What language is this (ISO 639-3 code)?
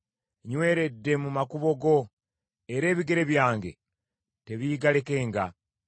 lug